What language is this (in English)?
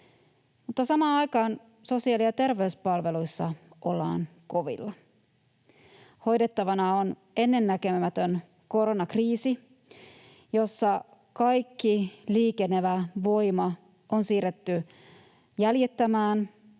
Finnish